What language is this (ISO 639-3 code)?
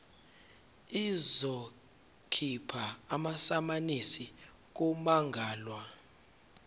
zul